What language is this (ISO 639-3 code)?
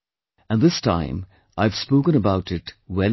eng